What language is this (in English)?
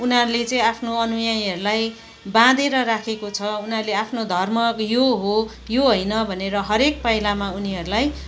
Nepali